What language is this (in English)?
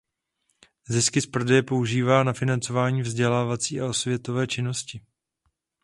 Czech